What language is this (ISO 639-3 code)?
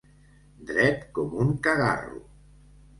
cat